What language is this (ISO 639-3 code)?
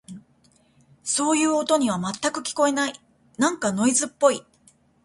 jpn